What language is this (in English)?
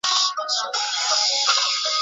Chinese